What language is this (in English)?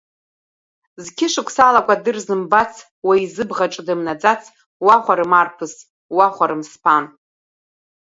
Abkhazian